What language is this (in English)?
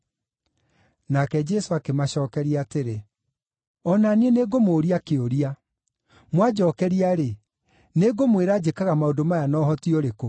Kikuyu